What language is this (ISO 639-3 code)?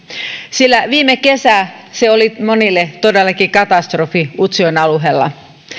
fin